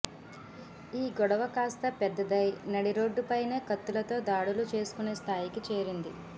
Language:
Telugu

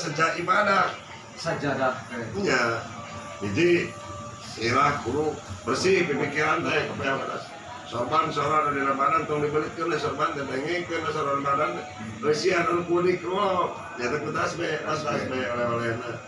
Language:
Indonesian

